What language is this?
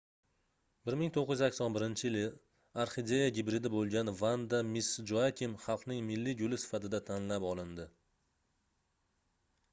Uzbek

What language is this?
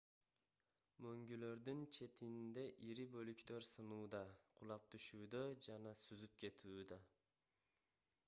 Kyrgyz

